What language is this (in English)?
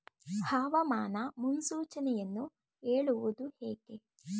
Kannada